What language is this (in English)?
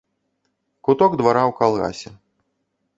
Belarusian